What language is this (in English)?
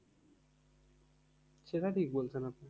Bangla